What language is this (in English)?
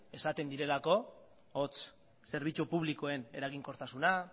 Basque